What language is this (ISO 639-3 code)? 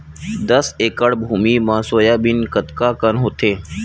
hne